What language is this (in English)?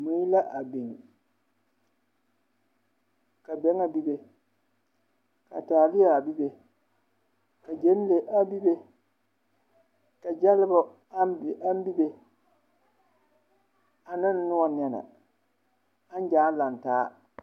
Southern Dagaare